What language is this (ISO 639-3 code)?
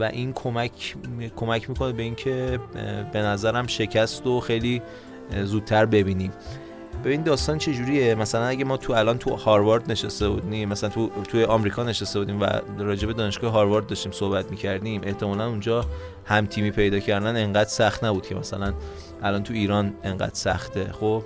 fas